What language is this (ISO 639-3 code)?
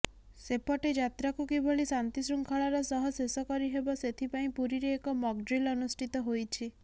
ori